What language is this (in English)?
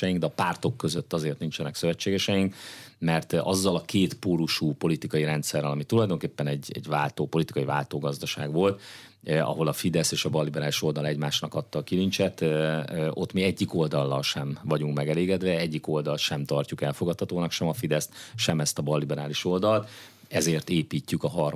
Hungarian